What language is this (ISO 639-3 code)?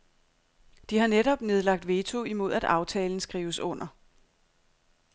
dan